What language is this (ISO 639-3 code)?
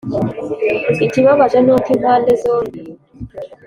kin